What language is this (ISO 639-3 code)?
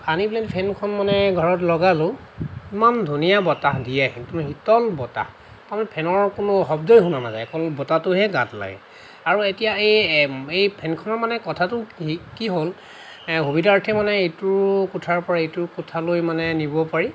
asm